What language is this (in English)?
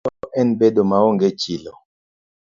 Luo (Kenya and Tanzania)